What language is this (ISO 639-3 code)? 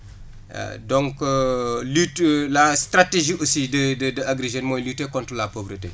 wol